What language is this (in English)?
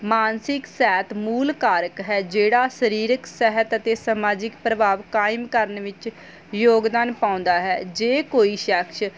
Punjabi